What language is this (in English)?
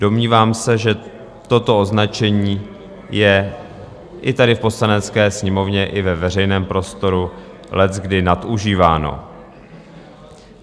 Czech